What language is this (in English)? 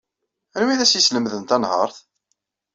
Kabyle